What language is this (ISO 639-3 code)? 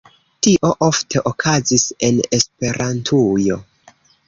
epo